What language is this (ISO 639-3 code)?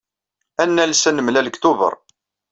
kab